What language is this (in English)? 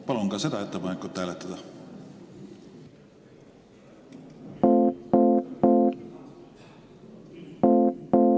Estonian